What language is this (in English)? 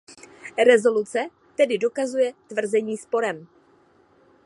Czech